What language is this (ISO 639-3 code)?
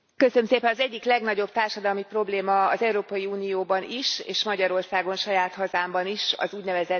hun